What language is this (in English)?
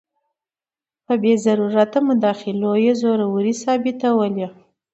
Pashto